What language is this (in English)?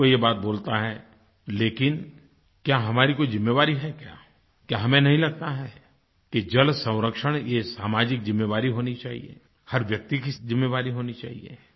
Hindi